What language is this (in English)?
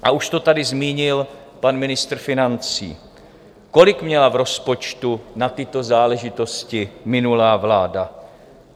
Czech